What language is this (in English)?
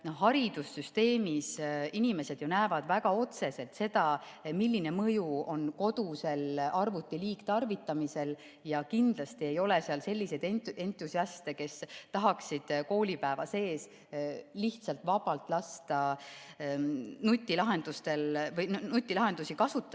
Estonian